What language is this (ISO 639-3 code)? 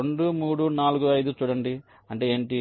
tel